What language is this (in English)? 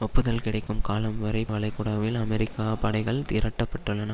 Tamil